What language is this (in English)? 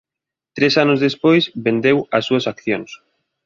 Galician